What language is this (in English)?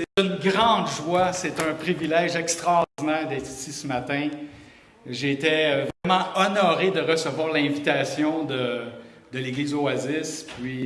French